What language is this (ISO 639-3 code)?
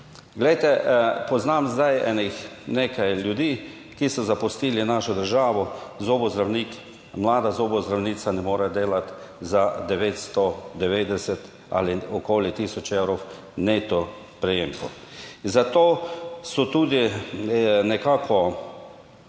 slv